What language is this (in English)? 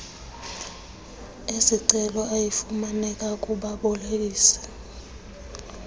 Xhosa